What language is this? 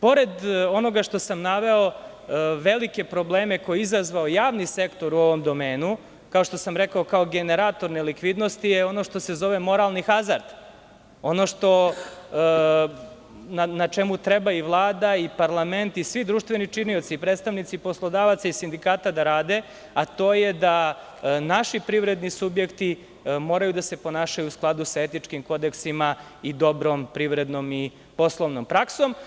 Serbian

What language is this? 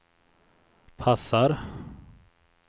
Swedish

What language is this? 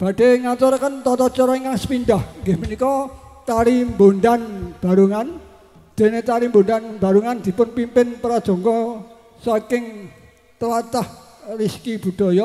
Indonesian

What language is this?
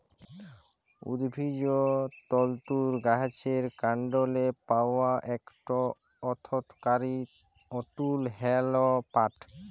Bangla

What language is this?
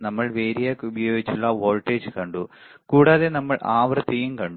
Malayalam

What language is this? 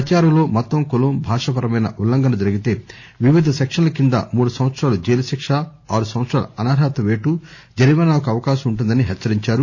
Telugu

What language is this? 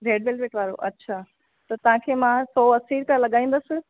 Sindhi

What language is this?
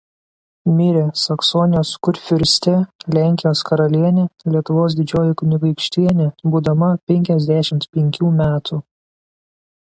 Lithuanian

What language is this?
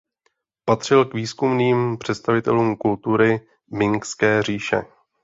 Czech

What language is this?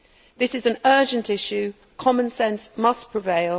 English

